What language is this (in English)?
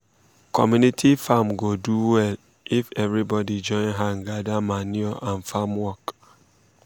Nigerian Pidgin